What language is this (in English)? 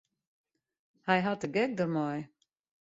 Western Frisian